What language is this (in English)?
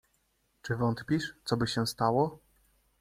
Polish